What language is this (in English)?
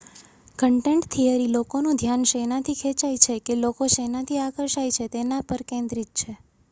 Gujarati